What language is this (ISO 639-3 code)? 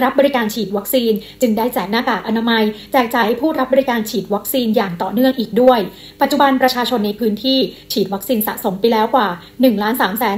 tha